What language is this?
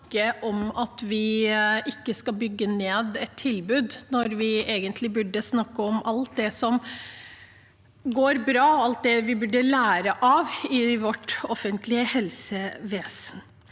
Norwegian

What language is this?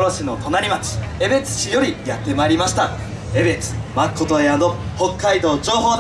Japanese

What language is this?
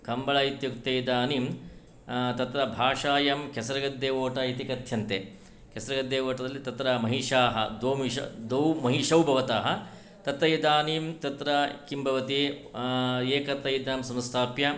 Sanskrit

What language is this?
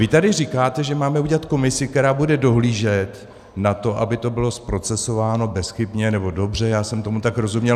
Czech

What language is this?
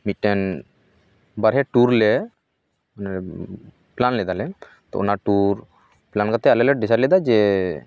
Santali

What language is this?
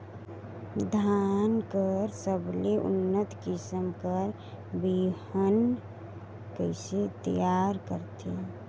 Chhattisgarhi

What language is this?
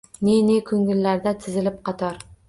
Uzbek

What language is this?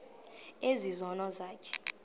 Xhosa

